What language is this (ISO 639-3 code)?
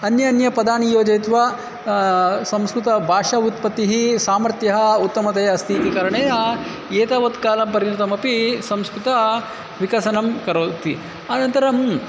san